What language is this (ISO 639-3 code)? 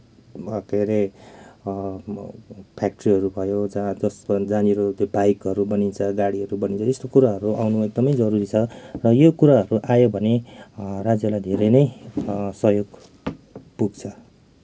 nep